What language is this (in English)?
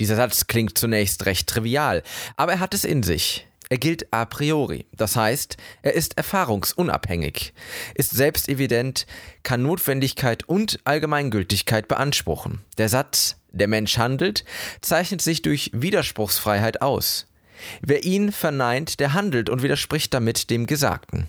German